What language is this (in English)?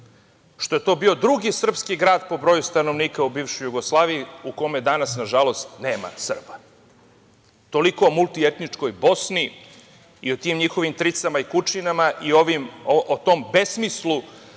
Serbian